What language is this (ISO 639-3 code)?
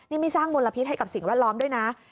tha